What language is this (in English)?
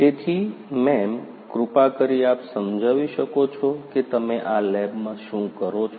Gujarati